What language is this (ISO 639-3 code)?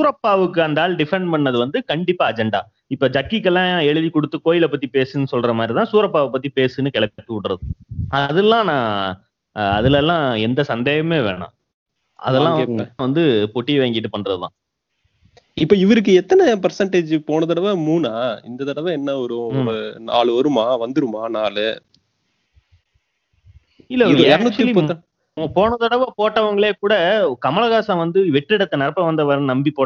tam